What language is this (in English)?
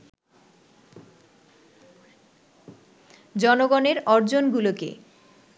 Bangla